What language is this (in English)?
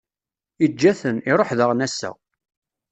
Kabyle